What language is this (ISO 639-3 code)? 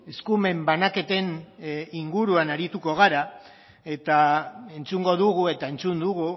eus